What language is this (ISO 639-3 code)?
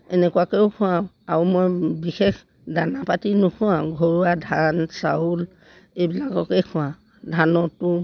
asm